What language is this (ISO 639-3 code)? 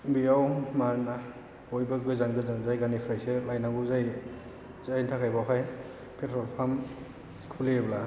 brx